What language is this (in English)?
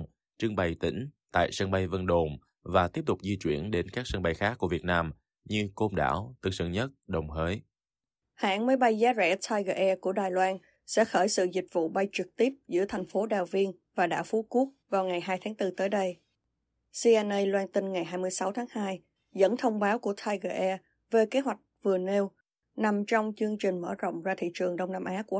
Vietnamese